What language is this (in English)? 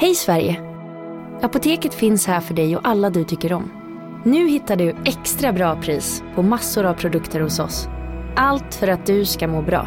Swedish